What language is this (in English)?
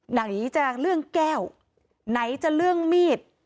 Thai